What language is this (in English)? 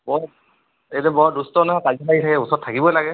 Assamese